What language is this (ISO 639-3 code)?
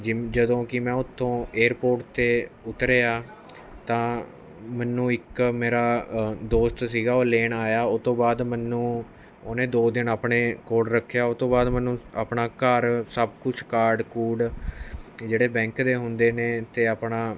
pan